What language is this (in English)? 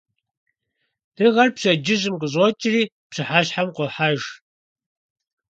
Kabardian